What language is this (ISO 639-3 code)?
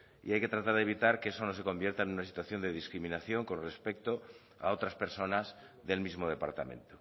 spa